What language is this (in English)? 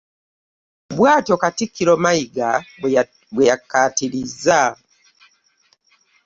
Ganda